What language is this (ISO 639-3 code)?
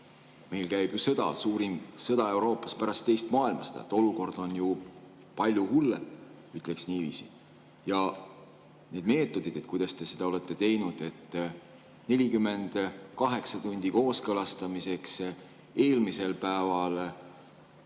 est